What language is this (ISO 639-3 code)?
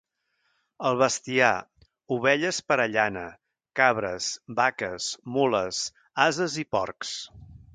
cat